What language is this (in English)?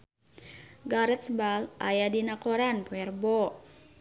Sundanese